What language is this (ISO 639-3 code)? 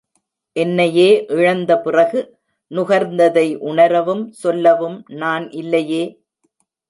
tam